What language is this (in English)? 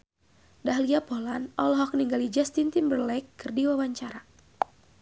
Sundanese